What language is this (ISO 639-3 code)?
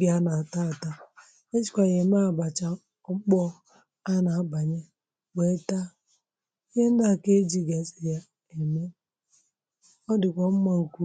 ibo